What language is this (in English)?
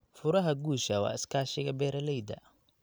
Somali